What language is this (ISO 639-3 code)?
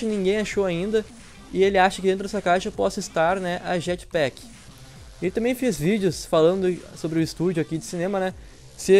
por